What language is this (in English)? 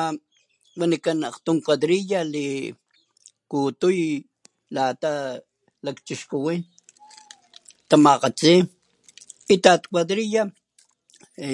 Papantla Totonac